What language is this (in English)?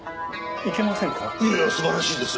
Japanese